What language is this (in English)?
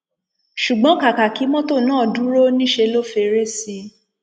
Yoruba